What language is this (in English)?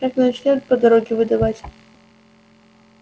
Russian